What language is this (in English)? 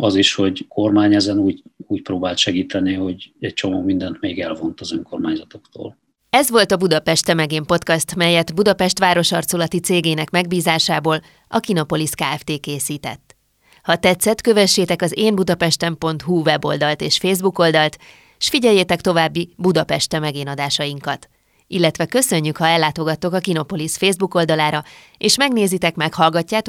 Hungarian